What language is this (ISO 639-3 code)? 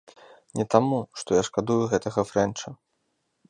bel